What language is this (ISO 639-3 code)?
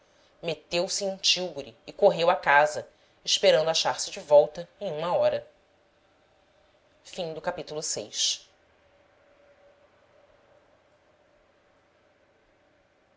por